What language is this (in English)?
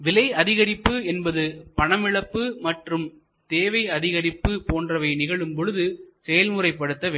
Tamil